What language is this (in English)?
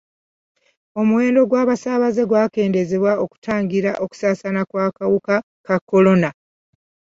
Ganda